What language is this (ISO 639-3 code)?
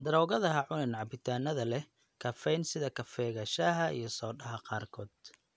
som